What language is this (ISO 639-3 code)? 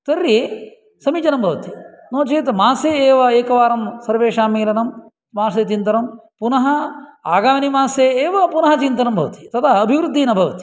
san